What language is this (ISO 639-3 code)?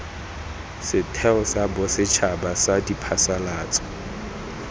tsn